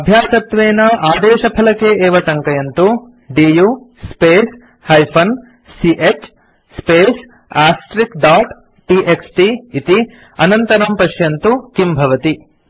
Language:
Sanskrit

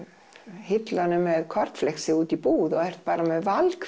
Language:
Icelandic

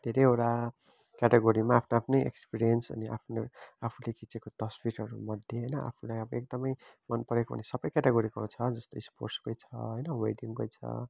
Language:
Nepali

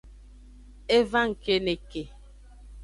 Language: Aja (Benin)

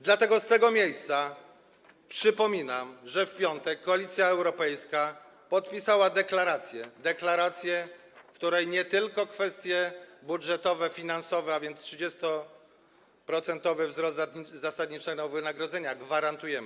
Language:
Polish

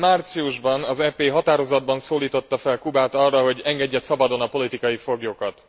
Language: Hungarian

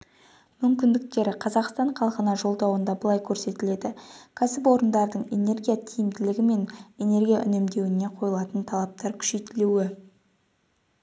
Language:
Kazakh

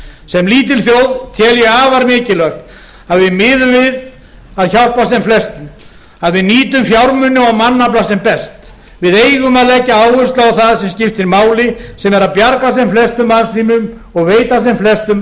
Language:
Icelandic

